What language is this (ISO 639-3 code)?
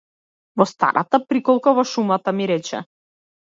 mkd